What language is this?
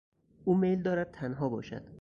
Persian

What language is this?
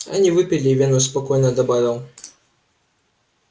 Russian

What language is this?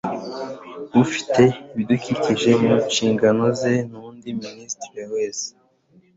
Kinyarwanda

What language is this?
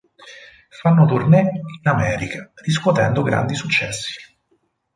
Italian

